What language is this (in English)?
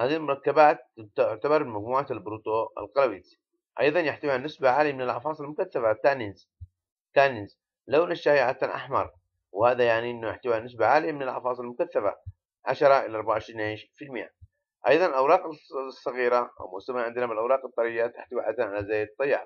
Arabic